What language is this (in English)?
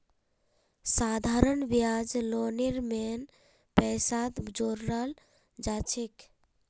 Magahi